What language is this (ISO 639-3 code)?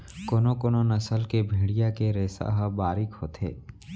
hne